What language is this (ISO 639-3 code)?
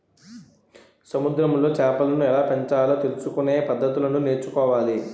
tel